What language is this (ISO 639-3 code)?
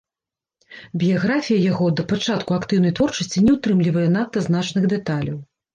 bel